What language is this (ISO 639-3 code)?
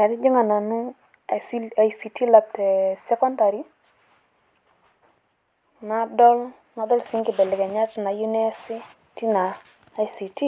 mas